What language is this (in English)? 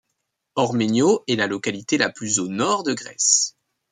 French